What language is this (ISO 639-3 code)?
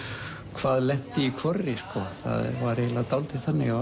isl